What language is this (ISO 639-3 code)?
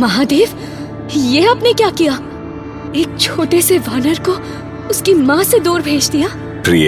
hin